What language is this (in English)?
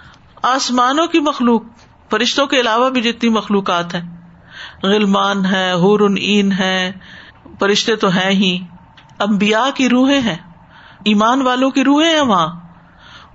Urdu